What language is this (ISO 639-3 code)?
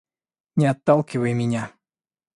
rus